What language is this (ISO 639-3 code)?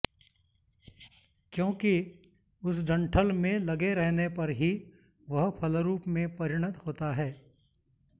san